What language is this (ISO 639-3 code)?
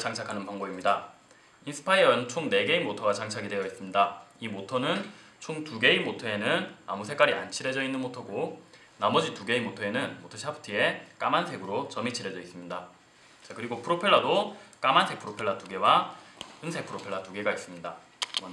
kor